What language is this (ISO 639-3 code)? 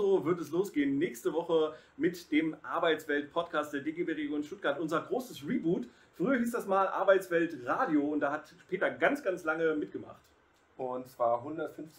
deu